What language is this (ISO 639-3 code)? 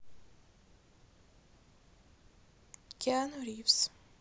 rus